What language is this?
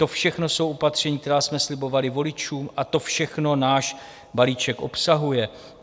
Czech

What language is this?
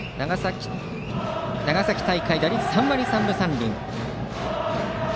Japanese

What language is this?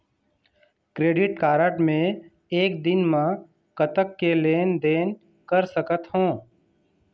Chhattisgarhi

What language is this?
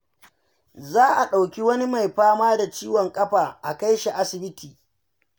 Hausa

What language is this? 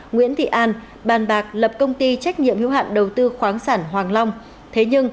Vietnamese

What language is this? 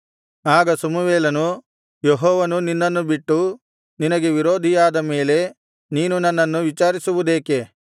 Kannada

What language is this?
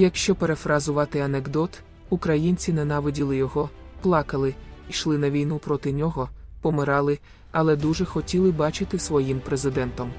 Ukrainian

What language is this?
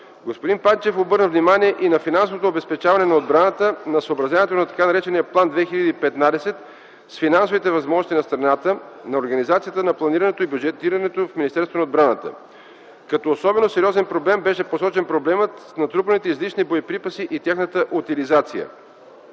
Bulgarian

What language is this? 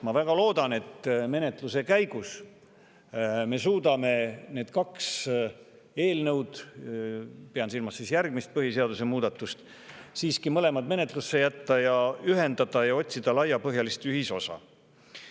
Estonian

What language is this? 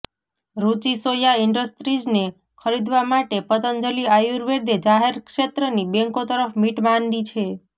Gujarati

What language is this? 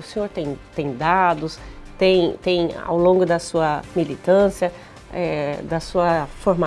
Portuguese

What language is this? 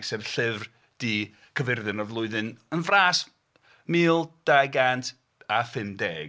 Welsh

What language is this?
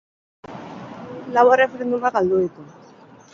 Basque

